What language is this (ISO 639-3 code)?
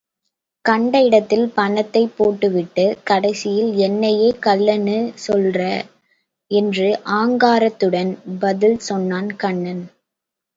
tam